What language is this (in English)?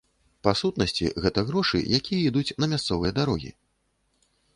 Belarusian